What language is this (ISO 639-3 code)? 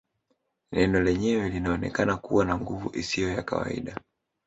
swa